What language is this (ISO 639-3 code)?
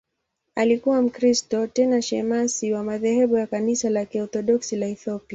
swa